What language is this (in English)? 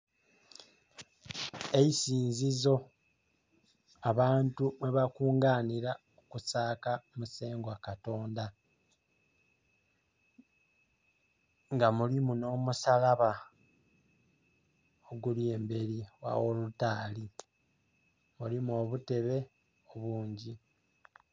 Soga